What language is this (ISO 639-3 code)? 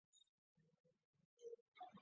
zho